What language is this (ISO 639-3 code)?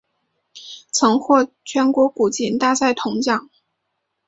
zho